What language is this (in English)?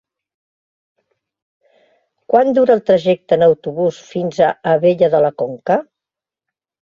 Catalan